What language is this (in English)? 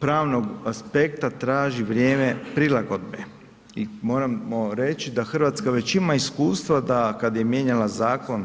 Croatian